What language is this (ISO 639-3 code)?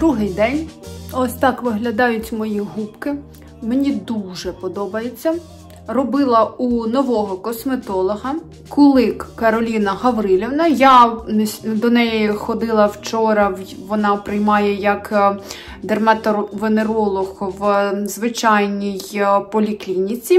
ukr